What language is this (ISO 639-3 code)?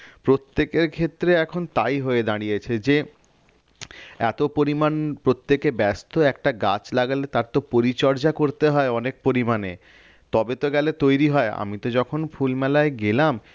ben